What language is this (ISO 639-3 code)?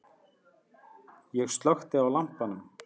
isl